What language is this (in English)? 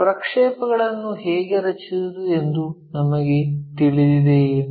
Kannada